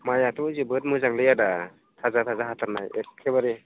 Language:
Bodo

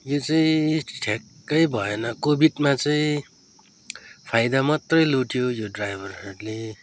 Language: Nepali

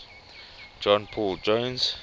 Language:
English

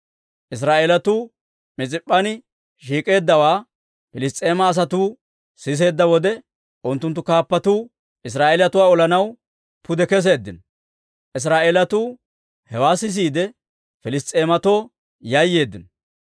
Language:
Dawro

